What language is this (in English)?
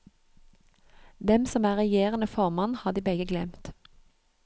Norwegian